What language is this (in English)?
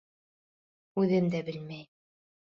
Bashkir